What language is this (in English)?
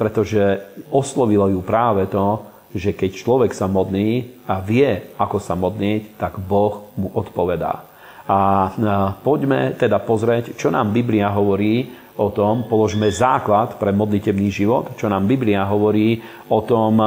Slovak